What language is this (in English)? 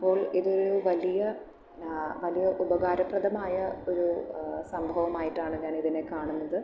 Malayalam